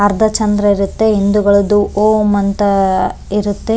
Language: Kannada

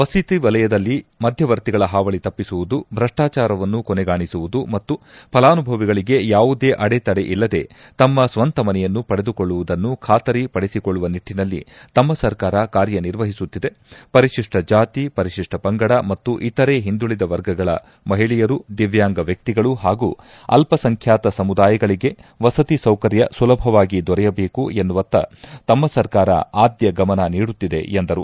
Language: Kannada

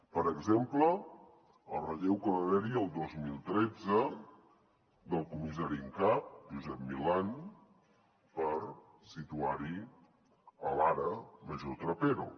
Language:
Catalan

